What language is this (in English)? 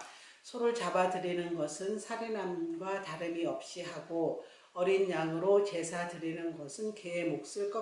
Korean